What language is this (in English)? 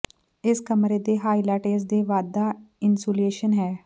Punjabi